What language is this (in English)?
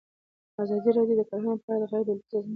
Pashto